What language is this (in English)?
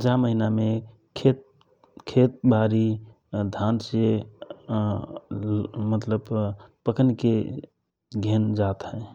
Rana Tharu